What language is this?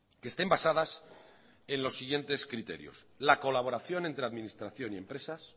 Spanish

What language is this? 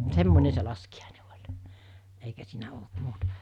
Finnish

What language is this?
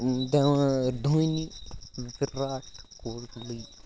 Kashmiri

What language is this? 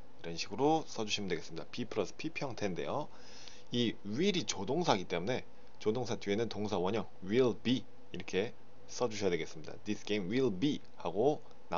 Korean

